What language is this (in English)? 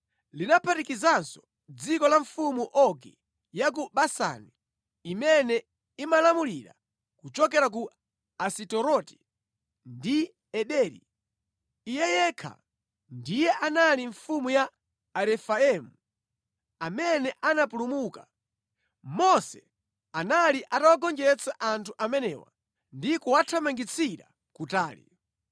Nyanja